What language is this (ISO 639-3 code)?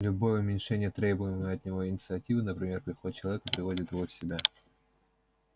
rus